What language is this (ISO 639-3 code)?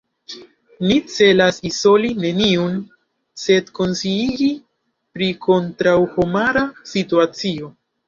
epo